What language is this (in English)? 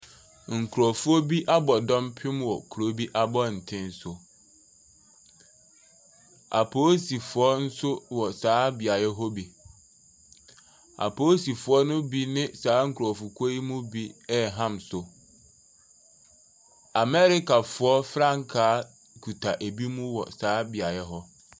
Akan